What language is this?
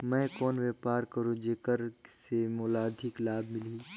Chhattisgarhi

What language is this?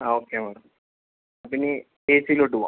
Malayalam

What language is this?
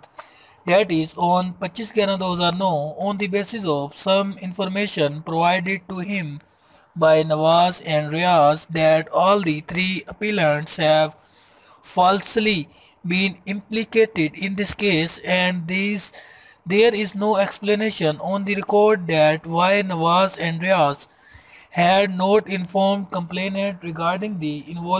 English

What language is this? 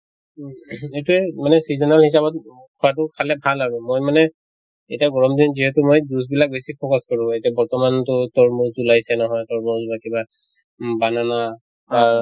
Assamese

